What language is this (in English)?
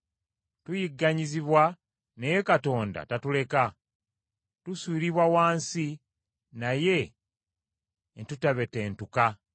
Ganda